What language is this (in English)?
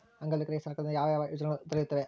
Kannada